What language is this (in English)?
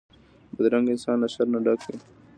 Pashto